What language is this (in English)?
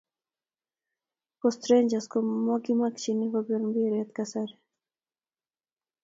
Kalenjin